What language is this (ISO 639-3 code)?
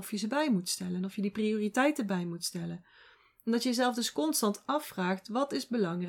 nld